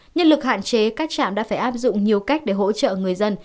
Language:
Vietnamese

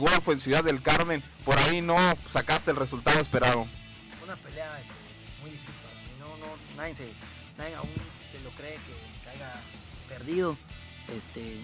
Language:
Spanish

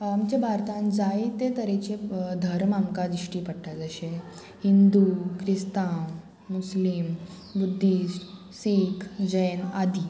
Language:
Konkani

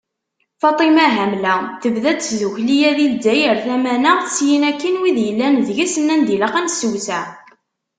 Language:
Kabyle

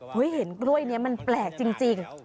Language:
Thai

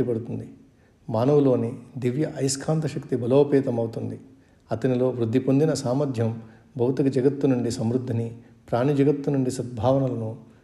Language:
Telugu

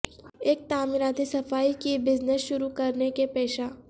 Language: Urdu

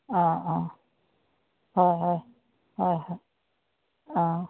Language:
Assamese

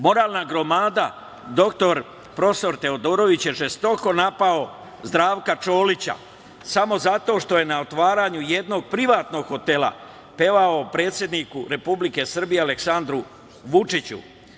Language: Serbian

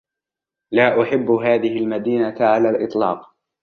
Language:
Arabic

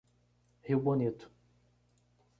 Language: Portuguese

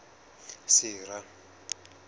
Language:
Southern Sotho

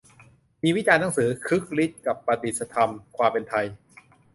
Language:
Thai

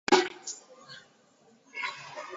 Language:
Basque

